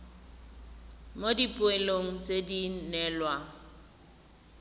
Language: Tswana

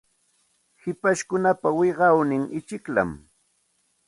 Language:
Santa Ana de Tusi Pasco Quechua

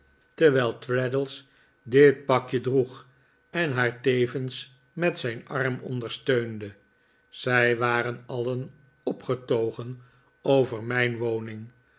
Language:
Dutch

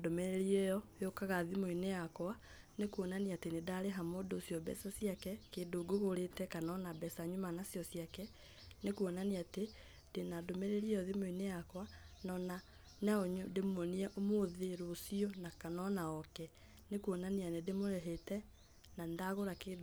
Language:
Kikuyu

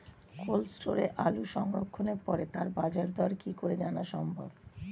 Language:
Bangla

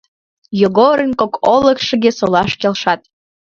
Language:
Mari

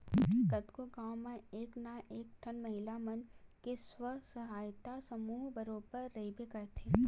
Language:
Chhattisgarhi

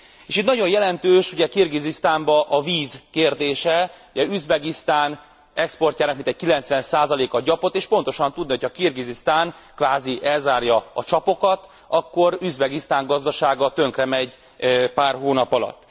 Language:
Hungarian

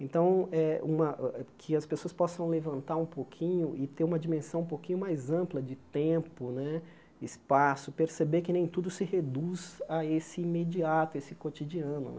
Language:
Portuguese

